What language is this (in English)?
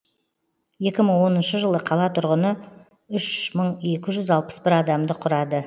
Kazakh